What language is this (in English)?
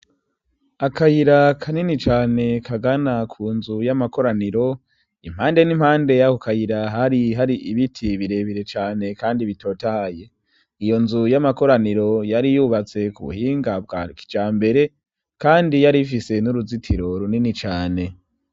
Rundi